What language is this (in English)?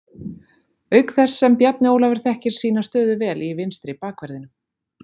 Icelandic